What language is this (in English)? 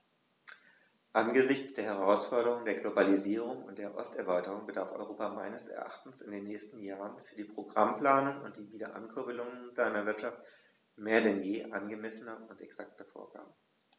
German